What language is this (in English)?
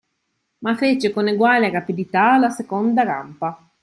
Italian